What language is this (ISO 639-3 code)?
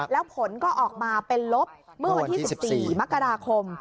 tha